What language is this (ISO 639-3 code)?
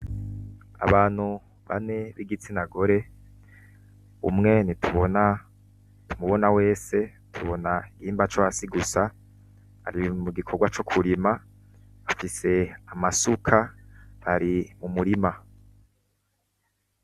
run